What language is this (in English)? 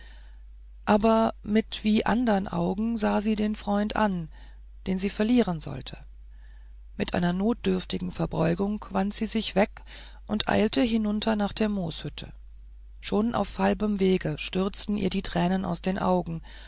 German